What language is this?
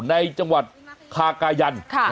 Thai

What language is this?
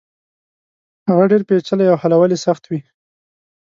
Pashto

